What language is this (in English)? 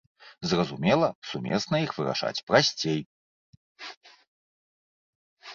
Belarusian